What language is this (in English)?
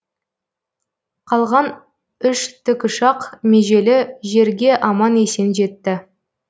Kazakh